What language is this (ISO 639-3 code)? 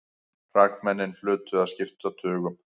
isl